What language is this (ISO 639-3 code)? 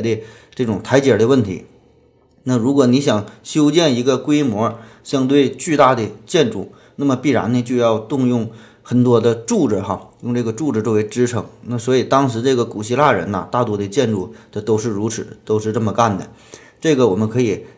zho